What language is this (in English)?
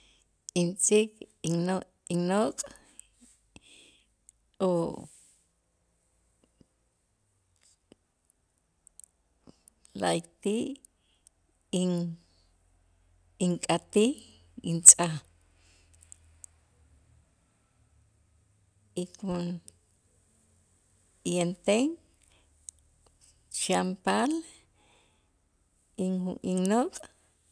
Itzá